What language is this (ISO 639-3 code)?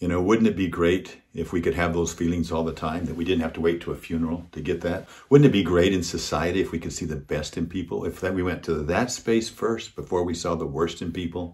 eng